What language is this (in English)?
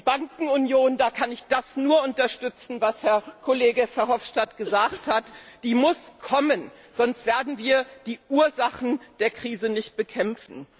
German